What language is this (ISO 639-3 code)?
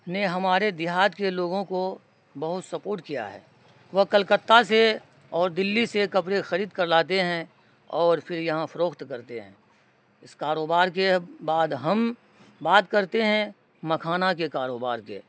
urd